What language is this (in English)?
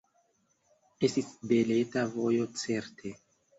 Esperanto